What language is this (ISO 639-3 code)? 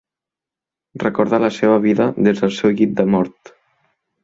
cat